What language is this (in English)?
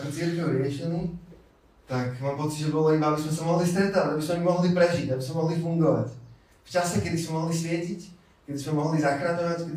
Slovak